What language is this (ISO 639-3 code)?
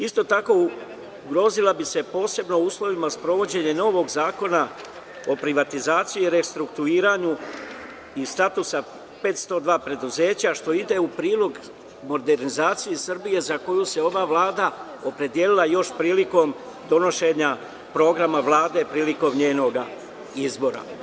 srp